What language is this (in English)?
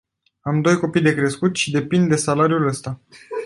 Romanian